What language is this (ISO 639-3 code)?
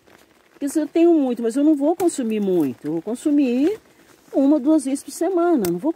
por